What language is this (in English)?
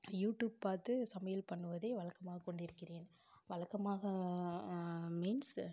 Tamil